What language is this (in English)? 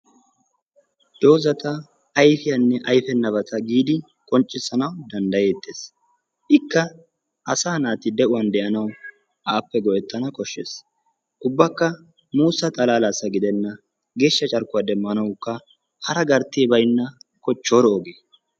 Wolaytta